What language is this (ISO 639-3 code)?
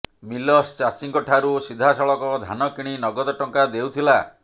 ori